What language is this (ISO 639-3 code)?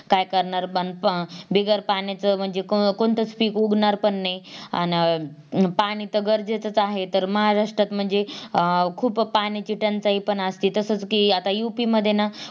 mar